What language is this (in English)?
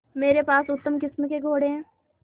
Hindi